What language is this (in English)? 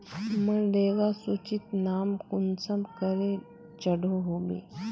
Magahi